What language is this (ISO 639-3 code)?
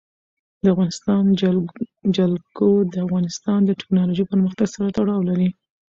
pus